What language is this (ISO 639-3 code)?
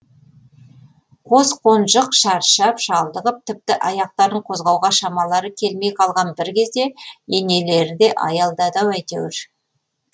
kaz